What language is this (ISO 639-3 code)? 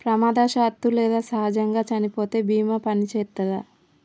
tel